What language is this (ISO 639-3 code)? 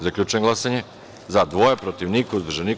srp